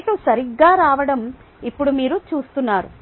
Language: Telugu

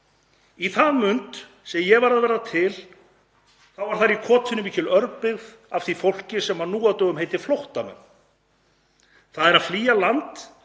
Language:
Icelandic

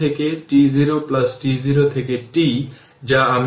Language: Bangla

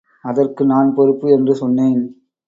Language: Tamil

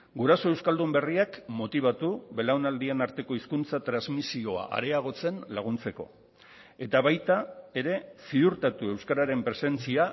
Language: Basque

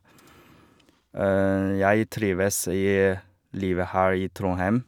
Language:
Norwegian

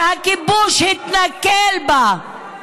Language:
Hebrew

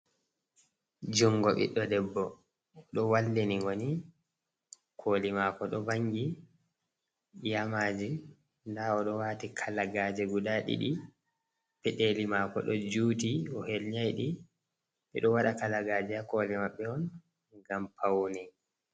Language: Fula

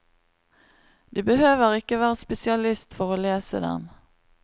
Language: Norwegian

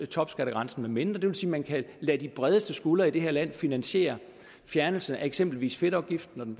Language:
Danish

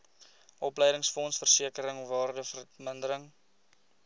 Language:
Afrikaans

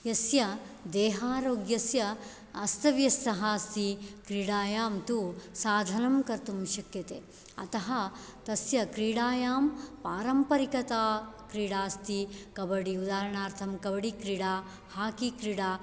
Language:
Sanskrit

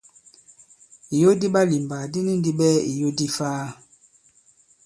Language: Bankon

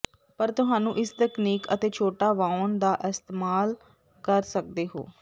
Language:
Punjabi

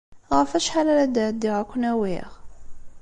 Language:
Kabyle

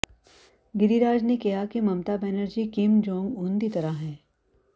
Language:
Punjabi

